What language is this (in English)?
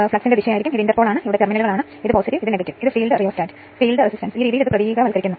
Malayalam